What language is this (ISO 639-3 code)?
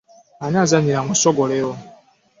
lug